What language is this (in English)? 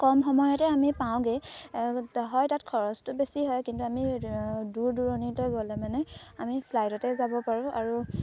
Assamese